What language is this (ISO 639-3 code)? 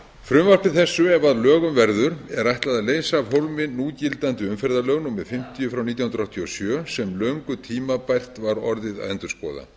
isl